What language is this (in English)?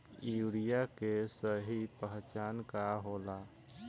Bhojpuri